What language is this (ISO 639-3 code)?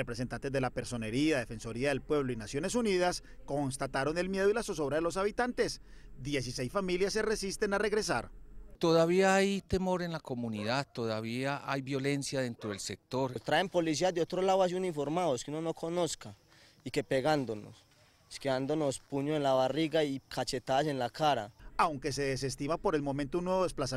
spa